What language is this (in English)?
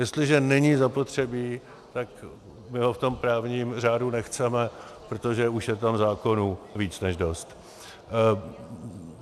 Czech